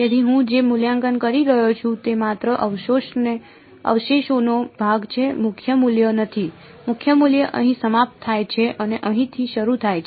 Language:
Gujarati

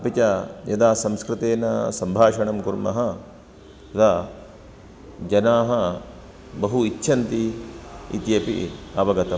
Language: Sanskrit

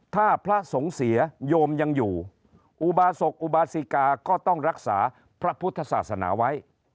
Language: Thai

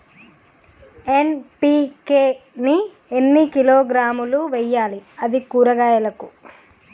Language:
Telugu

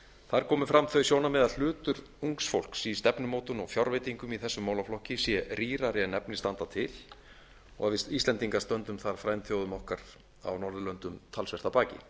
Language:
Icelandic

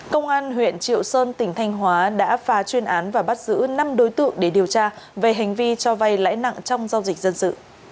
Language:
Vietnamese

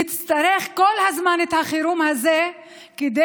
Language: Hebrew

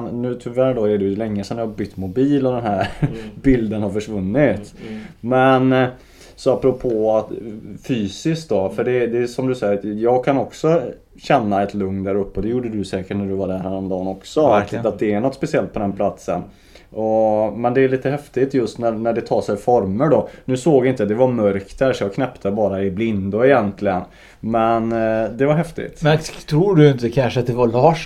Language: Swedish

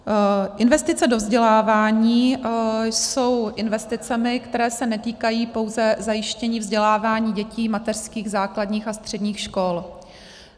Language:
Czech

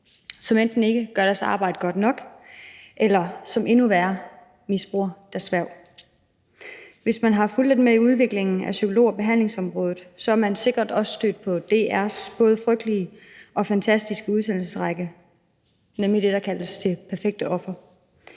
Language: Danish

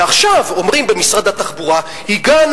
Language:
Hebrew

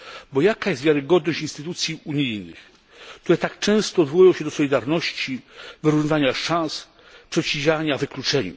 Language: Polish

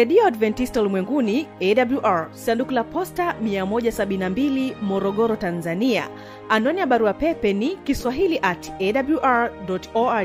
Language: Swahili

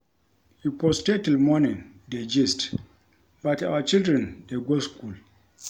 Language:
Nigerian Pidgin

